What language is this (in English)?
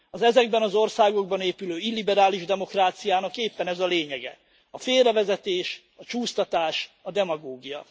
Hungarian